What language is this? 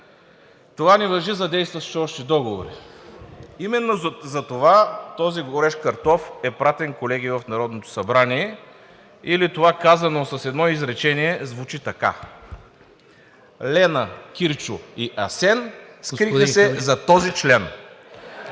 Bulgarian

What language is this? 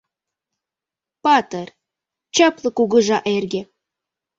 Mari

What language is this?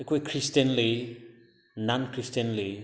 Manipuri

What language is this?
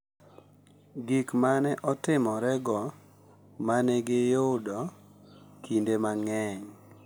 Luo (Kenya and Tanzania)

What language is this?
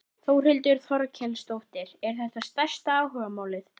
Icelandic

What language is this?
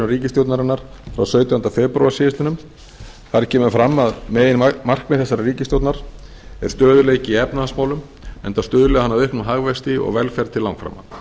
Icelandic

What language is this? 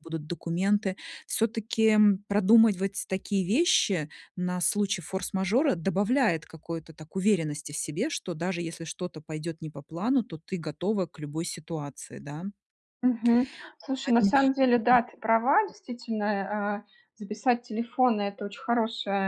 Russian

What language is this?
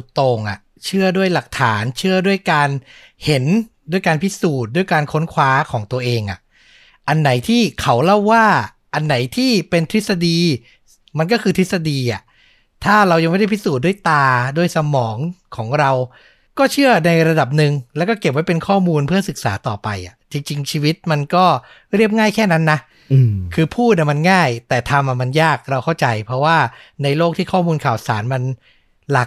Thai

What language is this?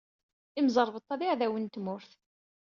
Kabyle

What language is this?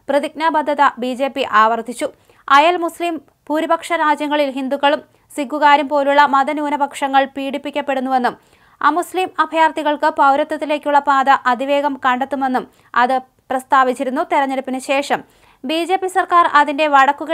Malayalam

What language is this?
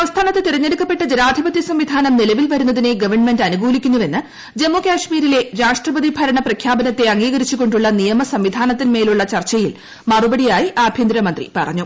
Malayalam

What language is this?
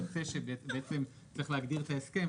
Hebrew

